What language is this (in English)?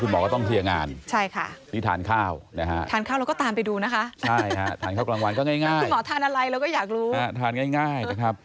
Thai